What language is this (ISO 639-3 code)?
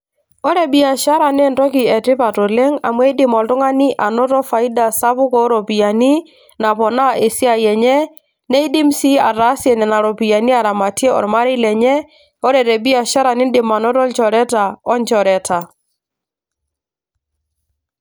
mas